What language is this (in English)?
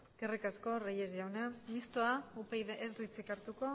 Basque